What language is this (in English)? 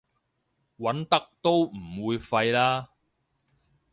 Cantonese